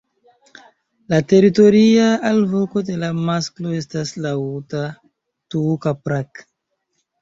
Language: Esperanto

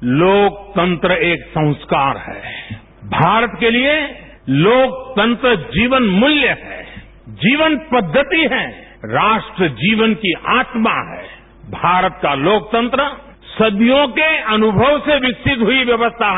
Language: Marathi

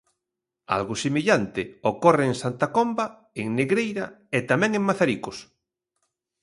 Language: Galician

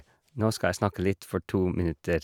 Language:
Norwegian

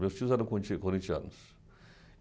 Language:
Portuguese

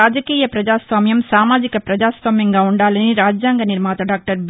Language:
Telugu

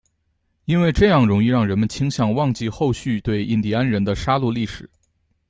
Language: Chinese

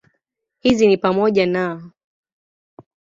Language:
Swahili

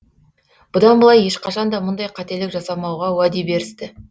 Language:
Kazakh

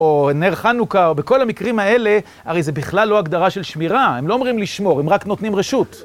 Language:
Hebrew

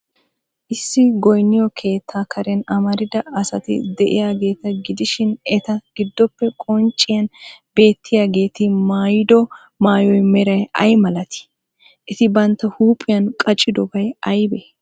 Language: Wolaytta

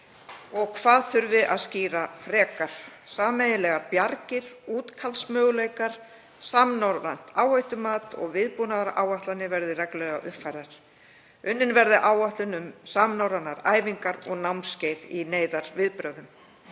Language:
Icelandic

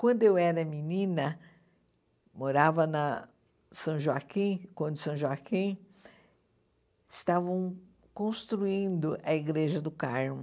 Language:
Portuguese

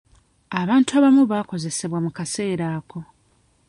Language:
Ganda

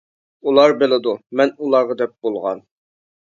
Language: Uyghur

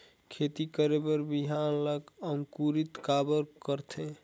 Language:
Chhattisgarhi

